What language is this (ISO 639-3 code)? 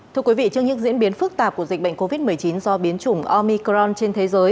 vie